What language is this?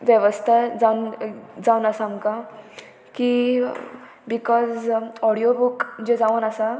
Konkani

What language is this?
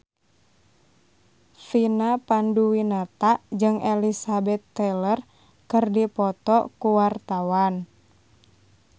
Sundanese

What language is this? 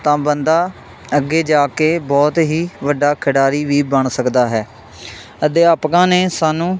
Punjabi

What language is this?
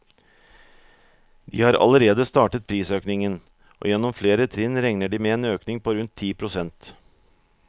Norwegian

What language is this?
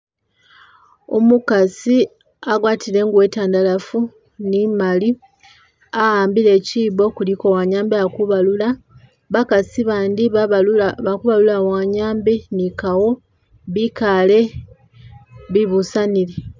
Masaaba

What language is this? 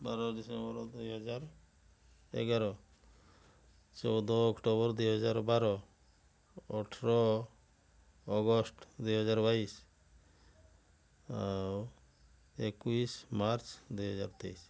Odia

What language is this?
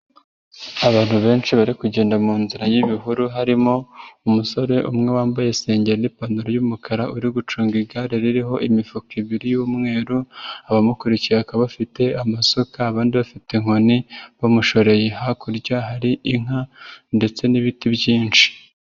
Kinyarwanda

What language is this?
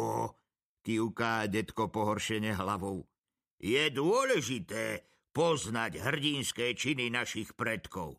Slovak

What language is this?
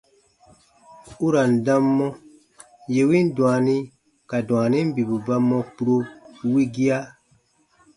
Baatonum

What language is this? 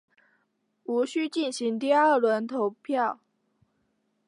Chinese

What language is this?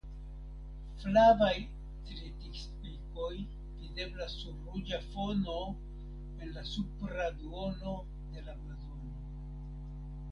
Esperanto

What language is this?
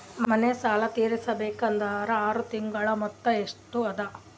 Kannada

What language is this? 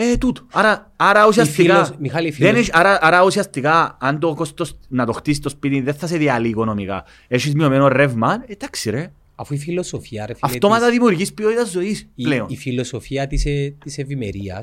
Greek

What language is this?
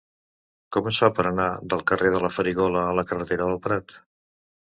Catalan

